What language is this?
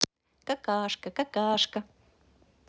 Russian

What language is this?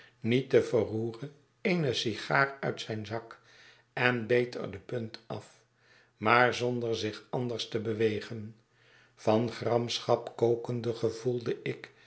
Dutch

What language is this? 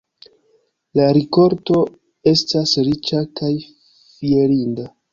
Esperanto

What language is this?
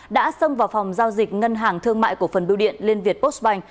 Vietnamese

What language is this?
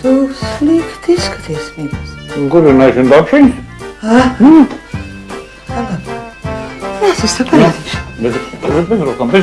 Russian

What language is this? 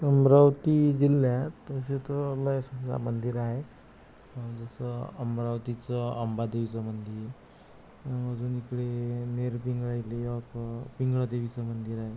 Marathi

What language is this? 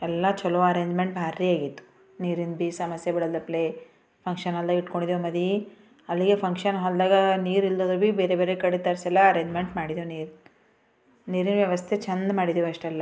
Kannada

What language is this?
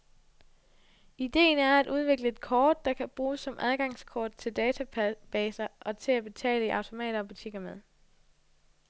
Danish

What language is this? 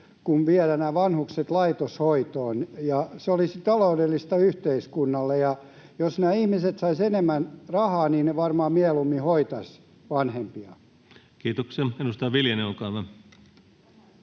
Finnish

